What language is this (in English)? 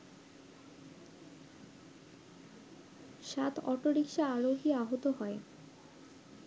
Bangla